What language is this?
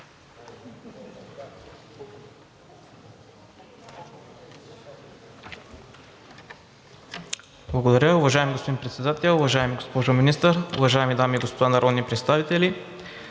Bulgarian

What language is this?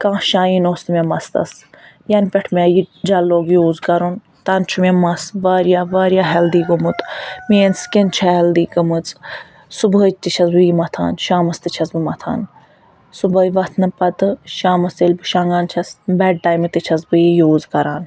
Kashmiri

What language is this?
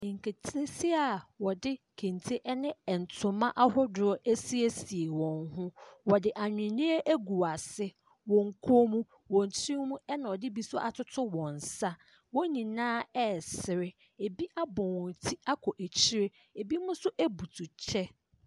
Akan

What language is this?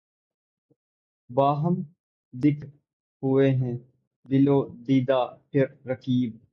Urdu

